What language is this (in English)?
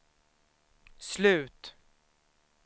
Swedish